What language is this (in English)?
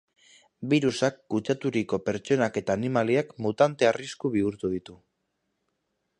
Basque